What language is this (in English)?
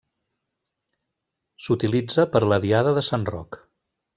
Catalan